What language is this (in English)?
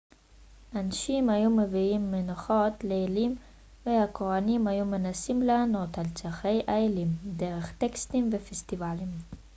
Hebrew